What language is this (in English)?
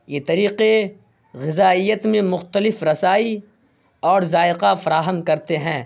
Urdu